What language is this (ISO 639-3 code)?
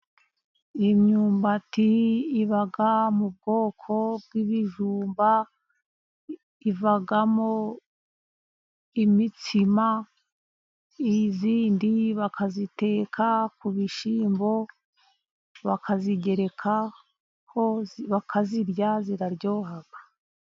kin